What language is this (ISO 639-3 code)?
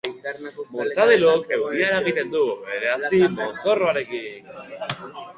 eus